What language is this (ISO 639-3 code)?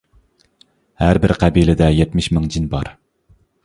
uig